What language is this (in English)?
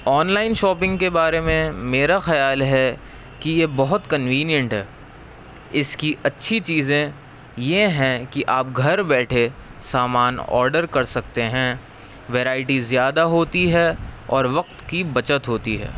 Urdu